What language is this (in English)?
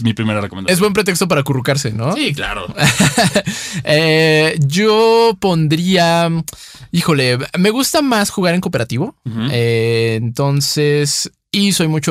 Spanish